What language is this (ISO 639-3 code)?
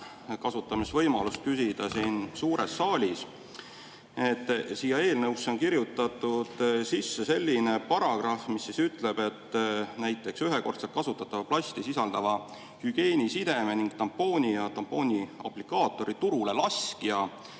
est